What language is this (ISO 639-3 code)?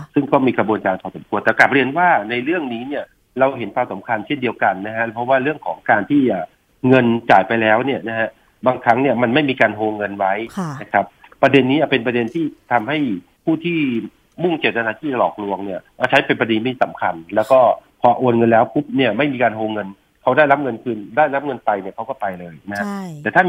tha